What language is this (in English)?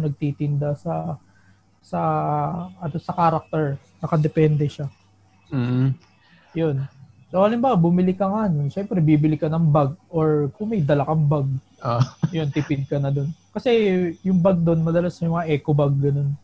Filipino